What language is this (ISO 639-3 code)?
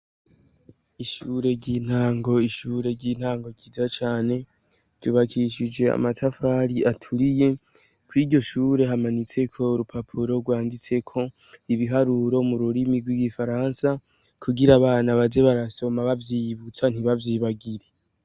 run